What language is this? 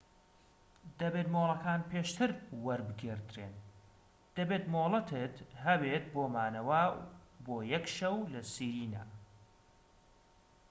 Central Kurdish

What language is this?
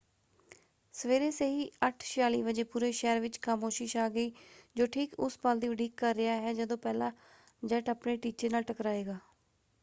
Punjabi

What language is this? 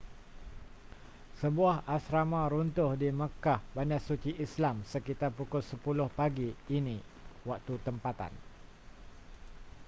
Malay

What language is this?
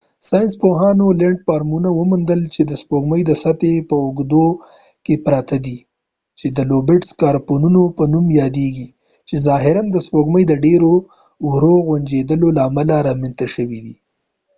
Pashto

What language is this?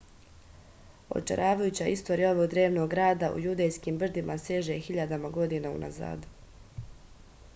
Serbian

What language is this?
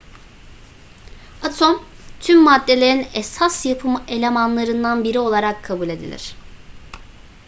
Turkish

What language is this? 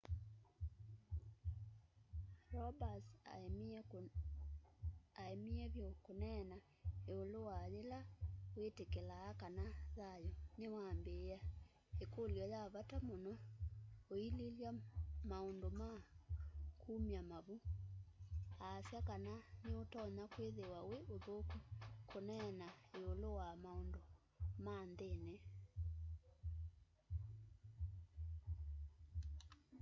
Kamba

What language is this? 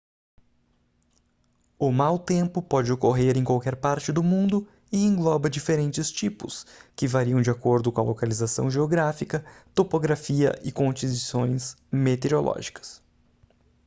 Portuguese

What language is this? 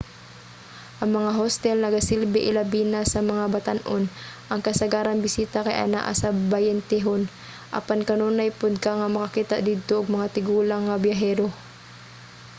Cebuano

